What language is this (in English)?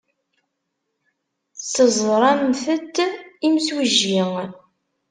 Kabyle